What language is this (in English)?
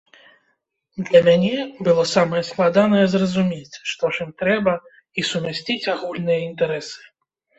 Belarusian